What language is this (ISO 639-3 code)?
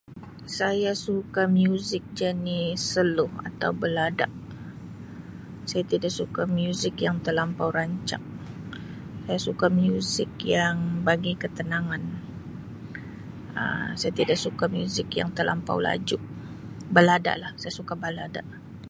msi